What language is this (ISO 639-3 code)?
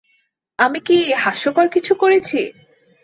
ben